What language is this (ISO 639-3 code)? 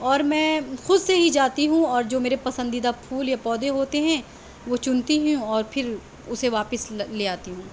urd